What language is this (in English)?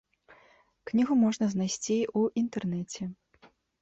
Belarusian